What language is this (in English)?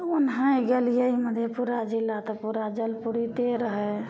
Maithili